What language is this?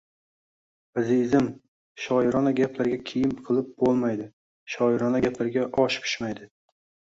Uzbek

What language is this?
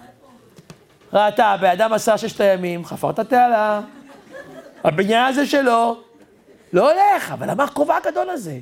Hebrew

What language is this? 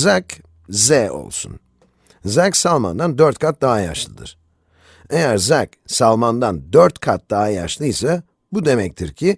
Turkish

